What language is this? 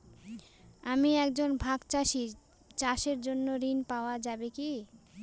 Bangla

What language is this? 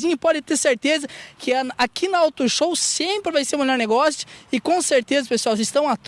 Portuguese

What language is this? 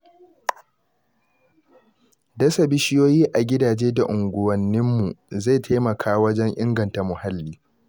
Hausa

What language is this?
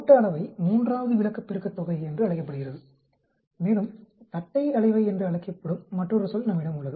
Tamil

